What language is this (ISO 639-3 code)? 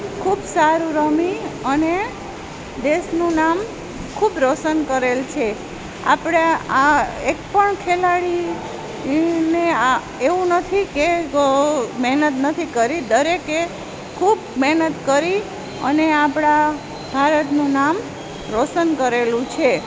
guj